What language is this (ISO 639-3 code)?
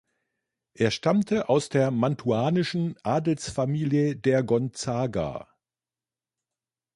deu